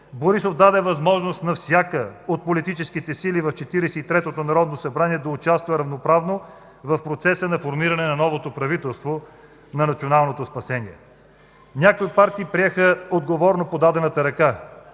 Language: Bulgarian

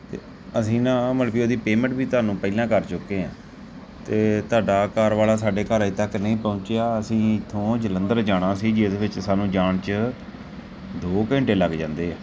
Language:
Punjabi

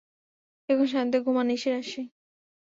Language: Bangla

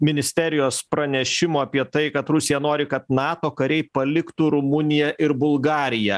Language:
Lithuanian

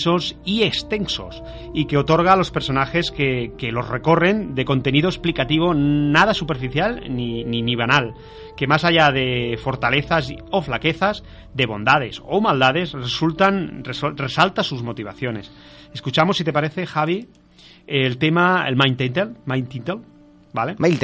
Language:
Spanish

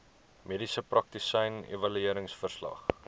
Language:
Afrikaans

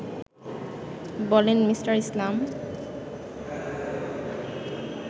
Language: Bangla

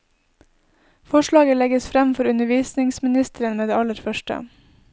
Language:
Norwegian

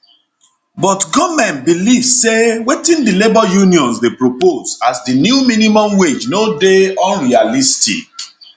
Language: Nigerian Pidgin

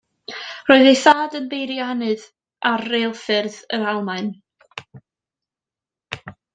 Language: Welsh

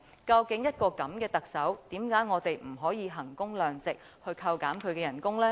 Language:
Cantonese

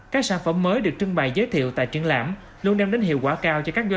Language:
Vietnamese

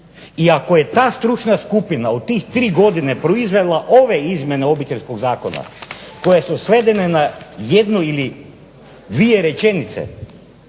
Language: Croatian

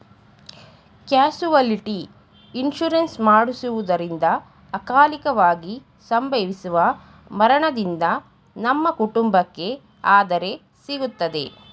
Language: Kannada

